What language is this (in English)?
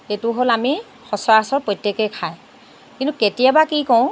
Assamese